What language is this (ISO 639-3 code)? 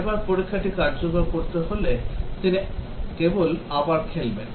ben